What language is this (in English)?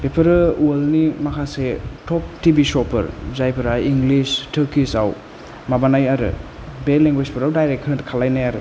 Bodo